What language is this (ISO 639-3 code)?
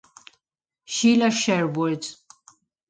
ita